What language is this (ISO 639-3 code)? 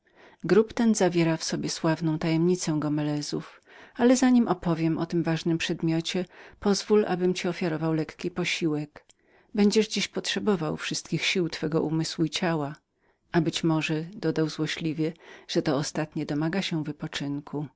pol